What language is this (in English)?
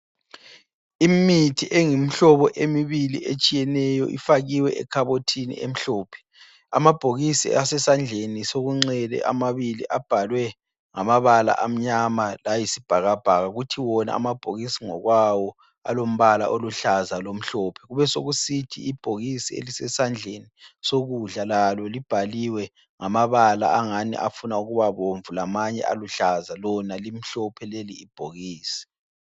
North Ndebele